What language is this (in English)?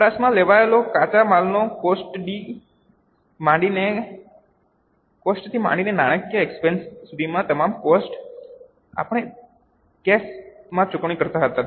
Gujarati